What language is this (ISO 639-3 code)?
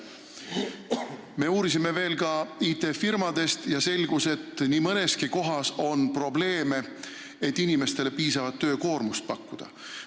est